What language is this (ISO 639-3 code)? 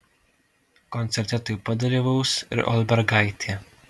lit